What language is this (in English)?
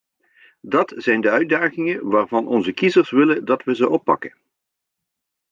Dutch